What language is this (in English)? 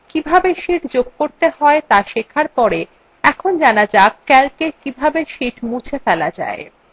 Bangla